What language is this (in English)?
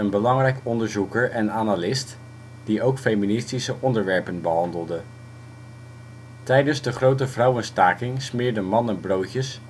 Dutch